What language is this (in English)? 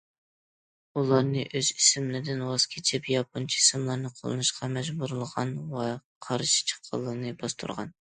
Uyghur